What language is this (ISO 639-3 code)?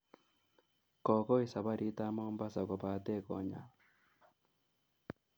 kln